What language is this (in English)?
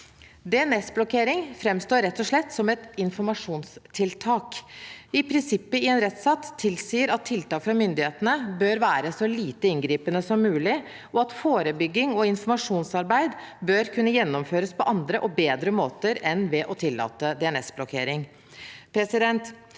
Norwegian